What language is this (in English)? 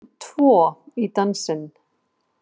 Icelandic